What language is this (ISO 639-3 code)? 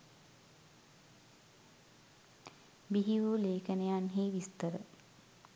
sin